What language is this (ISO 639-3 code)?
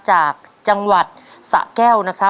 tha